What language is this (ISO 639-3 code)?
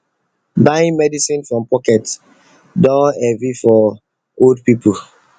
pcm